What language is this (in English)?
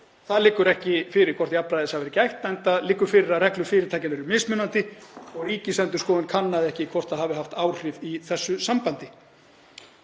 Icelandic